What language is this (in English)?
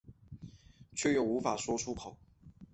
Chinese